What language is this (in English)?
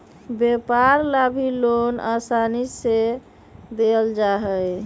Magahi